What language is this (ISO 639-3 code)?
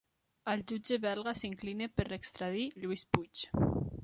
cat